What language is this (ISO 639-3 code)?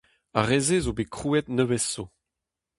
bre